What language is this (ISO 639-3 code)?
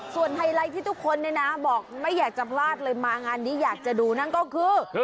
tha